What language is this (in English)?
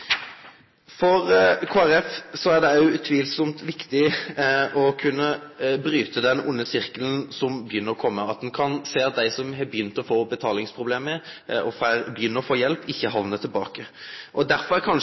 Norwegian Nynorsk